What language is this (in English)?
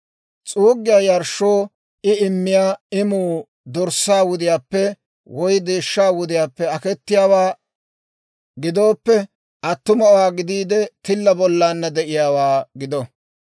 Dawro